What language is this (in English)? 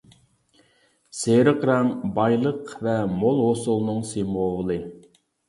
Uyghur